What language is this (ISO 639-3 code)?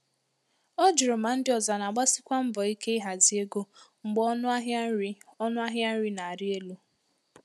ibo